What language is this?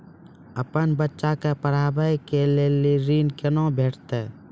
Maithili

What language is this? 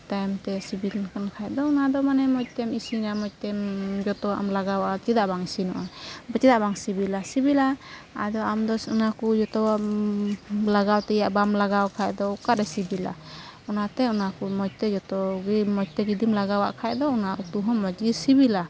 Santali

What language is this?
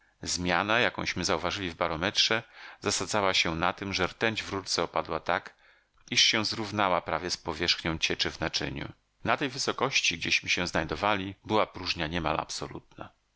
Polish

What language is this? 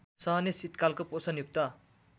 Nepali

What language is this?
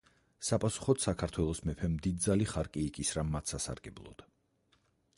Georgian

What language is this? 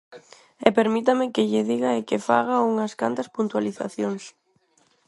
Galician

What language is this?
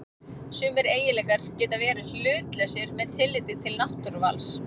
Icelandic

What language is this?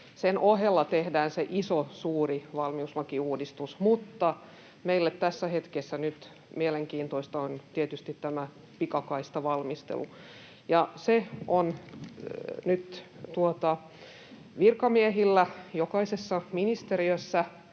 Finnish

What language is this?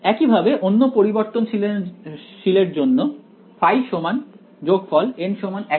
Bangla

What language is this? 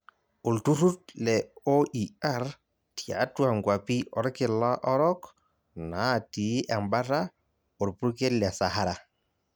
Masai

